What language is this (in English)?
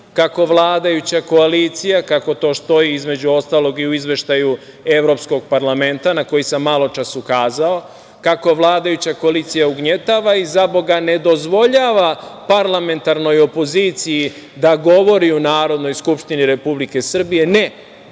Serbian